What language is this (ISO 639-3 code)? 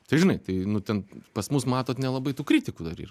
lit